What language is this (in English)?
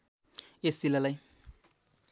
Nepali